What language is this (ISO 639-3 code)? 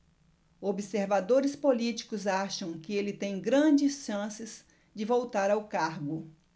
por